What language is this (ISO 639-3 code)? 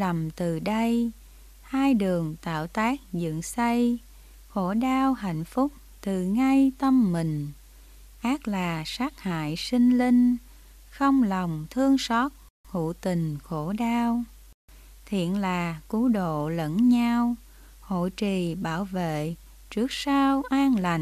vie